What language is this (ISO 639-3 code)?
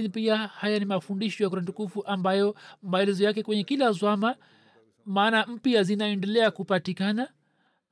swa